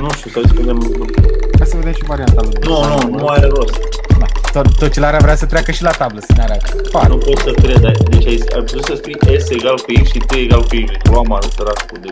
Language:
Romanian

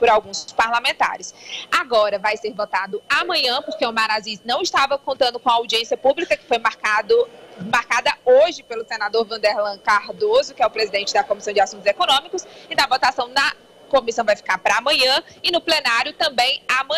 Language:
Portuguese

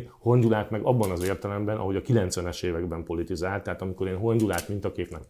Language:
Hungarian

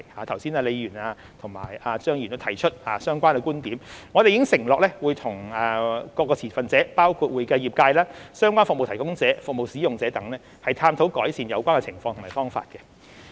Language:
Cantonese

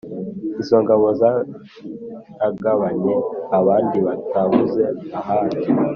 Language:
Kinyarwanda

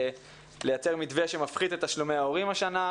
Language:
Hebrew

